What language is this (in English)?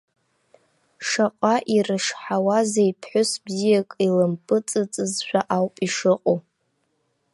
Abkhazian